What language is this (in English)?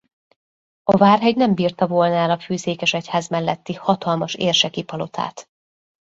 Hungarian